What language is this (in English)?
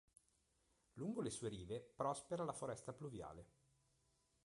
Italian